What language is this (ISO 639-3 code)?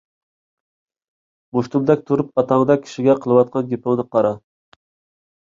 uig